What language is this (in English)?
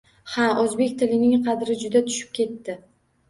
Uzbek